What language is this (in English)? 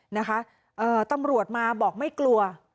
Thai